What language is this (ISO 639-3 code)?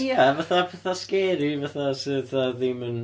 cym